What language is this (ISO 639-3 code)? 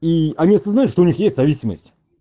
rus